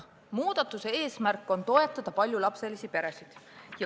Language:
Estonian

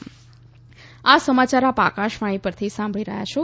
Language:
Gujarati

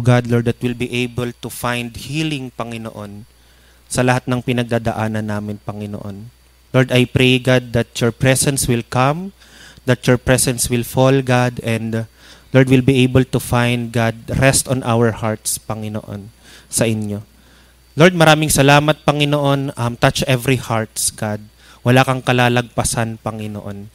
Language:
Filipino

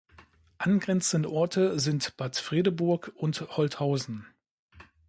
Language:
German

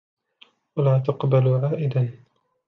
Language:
Arabic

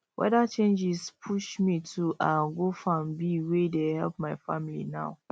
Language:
Nigerian Pidgin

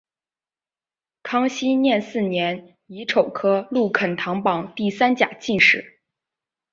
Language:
Chinese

